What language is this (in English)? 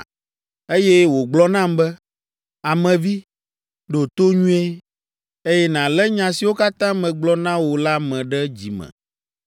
Ewe